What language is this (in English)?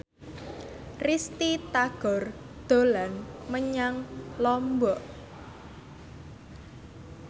Javanese